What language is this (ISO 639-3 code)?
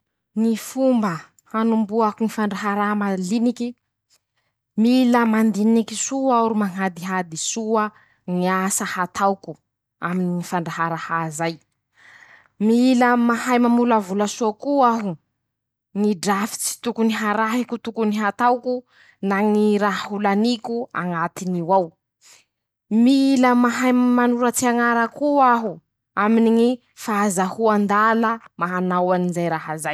msh